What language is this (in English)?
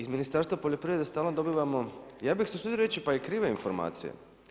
Croatian